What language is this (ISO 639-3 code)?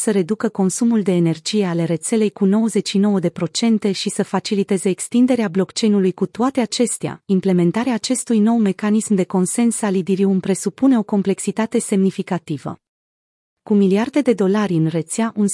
ron